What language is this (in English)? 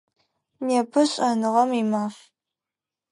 Adyghe